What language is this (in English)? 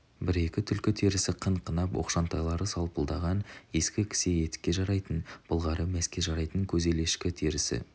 Kazakh